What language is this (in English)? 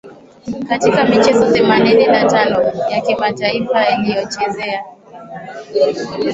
Swahili